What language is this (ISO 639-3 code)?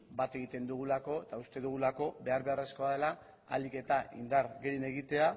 eus